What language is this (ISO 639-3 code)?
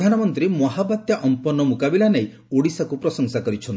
ori